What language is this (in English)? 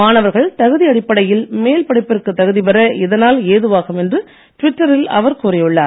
Tamil